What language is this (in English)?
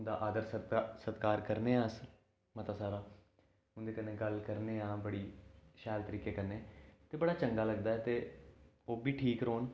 Dogri